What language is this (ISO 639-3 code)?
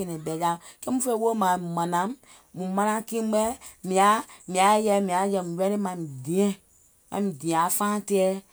gol